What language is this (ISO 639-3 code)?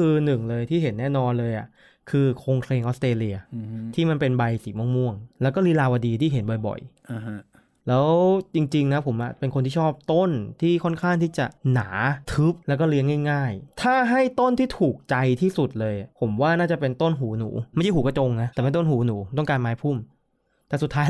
tha